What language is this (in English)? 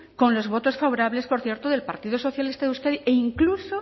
Spanish